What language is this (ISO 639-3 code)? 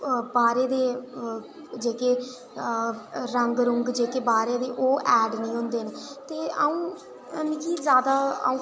doi